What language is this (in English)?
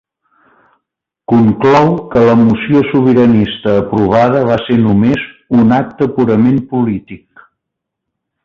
Catalan